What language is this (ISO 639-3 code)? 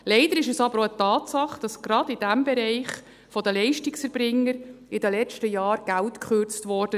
gsw